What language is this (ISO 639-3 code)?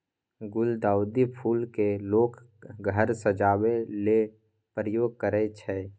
mai